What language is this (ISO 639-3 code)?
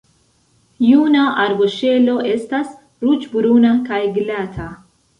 epo